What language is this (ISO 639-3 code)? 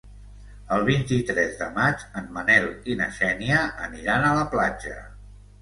cat